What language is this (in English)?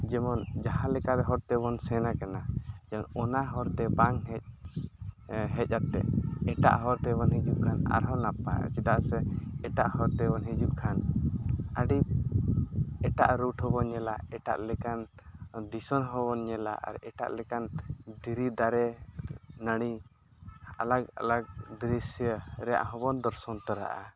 Santali